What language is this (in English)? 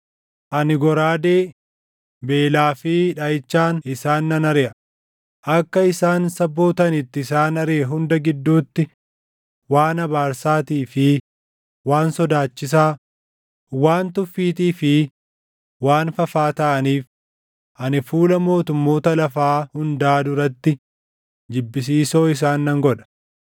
Oromo